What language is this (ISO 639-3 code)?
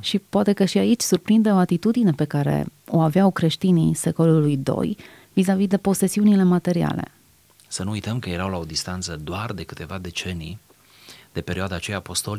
ron